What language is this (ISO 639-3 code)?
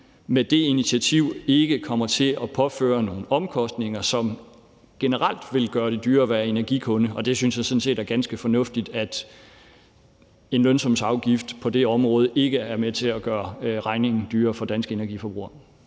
dan